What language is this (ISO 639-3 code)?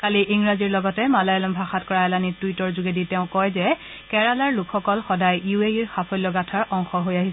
asm